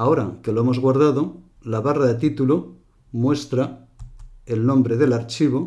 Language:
Spanish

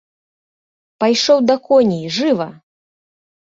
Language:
Belarusian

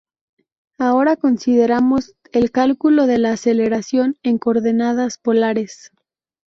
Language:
Spanish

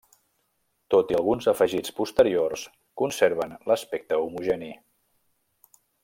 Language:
Catalan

